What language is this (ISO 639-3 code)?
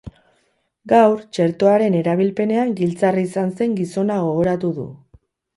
eus